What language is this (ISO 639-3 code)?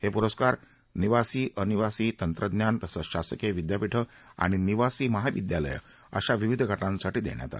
mar